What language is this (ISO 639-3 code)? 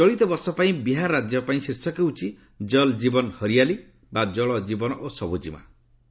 ori